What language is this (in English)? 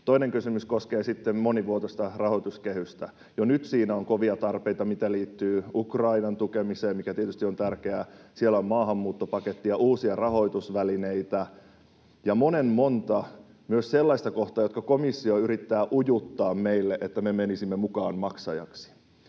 Finnish